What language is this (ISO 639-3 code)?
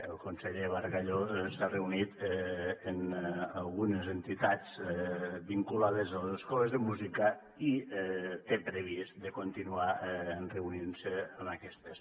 cat